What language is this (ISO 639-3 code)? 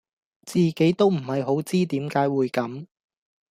yue